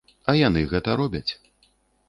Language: Belarusian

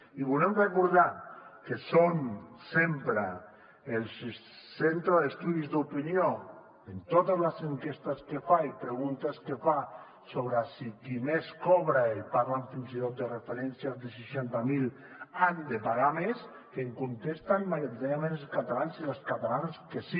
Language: Catalan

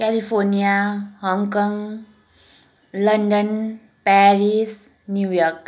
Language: Nepali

